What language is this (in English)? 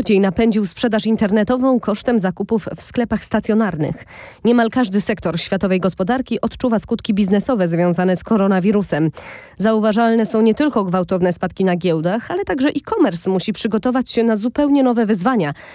Polish